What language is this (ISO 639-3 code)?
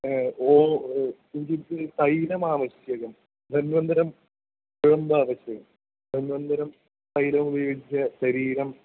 san